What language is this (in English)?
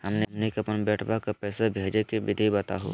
Magahi